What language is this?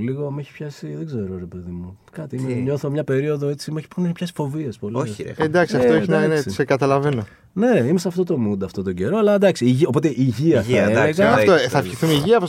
Greek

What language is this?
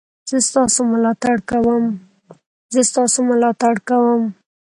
Pashto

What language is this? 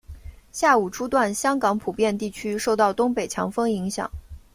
Chinese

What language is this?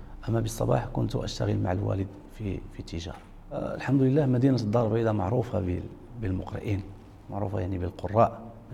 Arabic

